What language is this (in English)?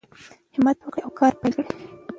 Pashto